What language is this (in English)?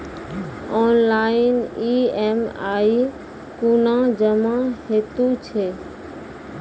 Maithili